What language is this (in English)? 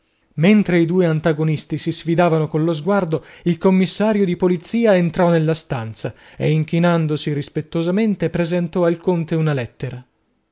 Italian